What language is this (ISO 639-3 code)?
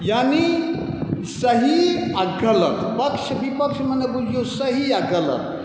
mai